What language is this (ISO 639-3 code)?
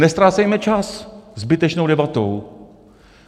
ces